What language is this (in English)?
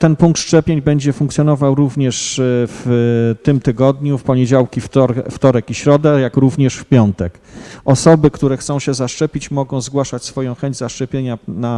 Polish